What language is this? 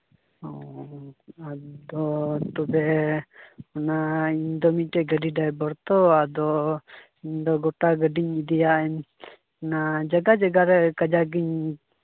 Santali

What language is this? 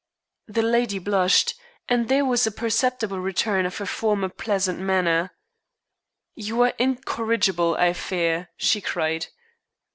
English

